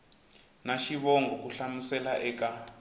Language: Tsonga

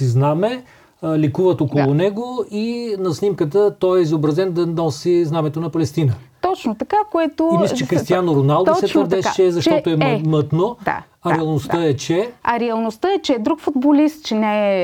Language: Bulgarian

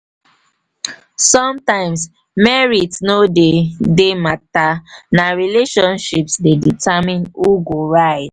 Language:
Nigerian Pidgin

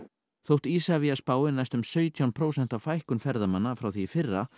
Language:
Icelandic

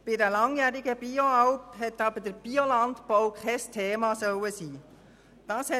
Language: Swiss German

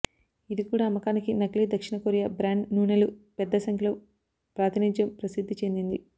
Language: Telugu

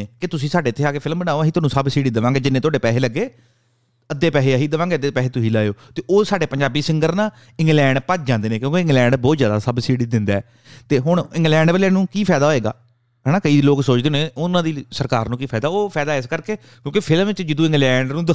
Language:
Punjabi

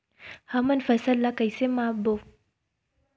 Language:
Chhattisgarhi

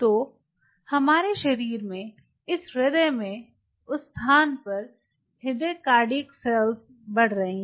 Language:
Hindi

